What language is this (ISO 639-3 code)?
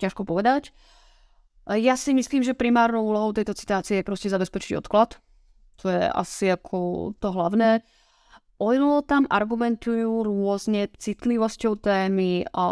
ces